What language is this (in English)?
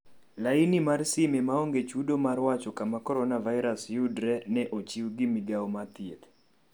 Luo (Kenya and Tanzania)